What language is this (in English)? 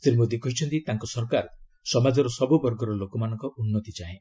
Odia